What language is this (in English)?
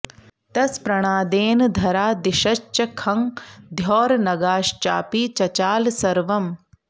Sanskrit